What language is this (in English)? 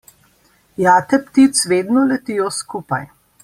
Slovenian